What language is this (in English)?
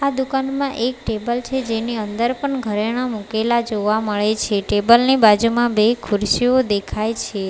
Gujarati